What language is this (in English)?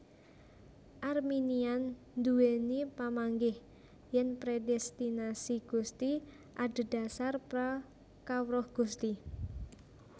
Javanese